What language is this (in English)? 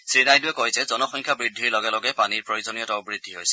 Assamese